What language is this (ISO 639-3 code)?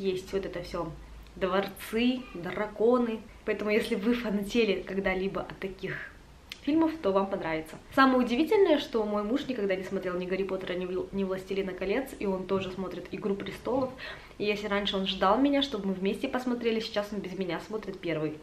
rus